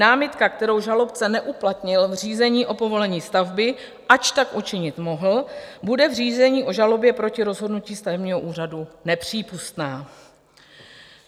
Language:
Czech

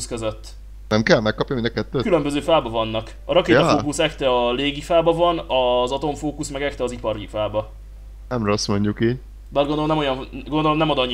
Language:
Hungarian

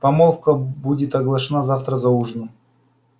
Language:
Russian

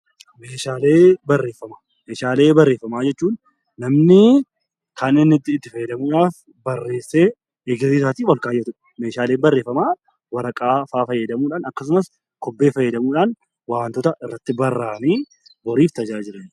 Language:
Oromo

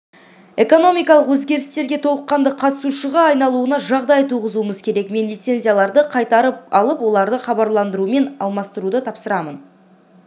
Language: Kazakh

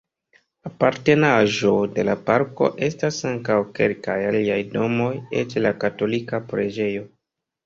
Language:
Esperanto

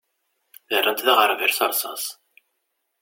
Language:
Kabyle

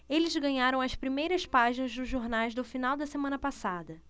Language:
Portuguese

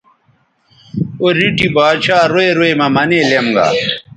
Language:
Bateri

